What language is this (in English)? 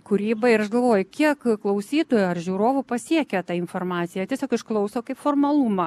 Lithuanian